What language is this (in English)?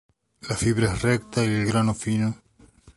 Spanish